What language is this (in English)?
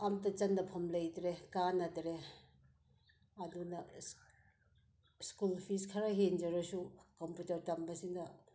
Manipuri